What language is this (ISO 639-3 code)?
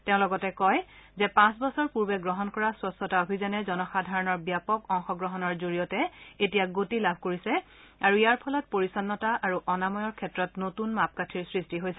asm